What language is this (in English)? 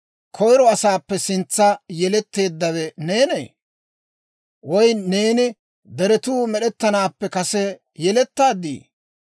Dawro